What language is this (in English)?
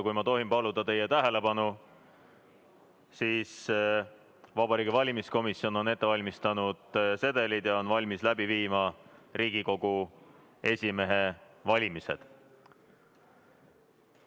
Estonian